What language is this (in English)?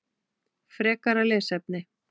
Icelandic